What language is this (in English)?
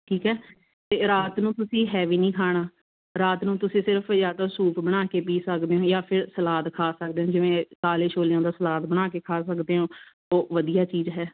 Punjabi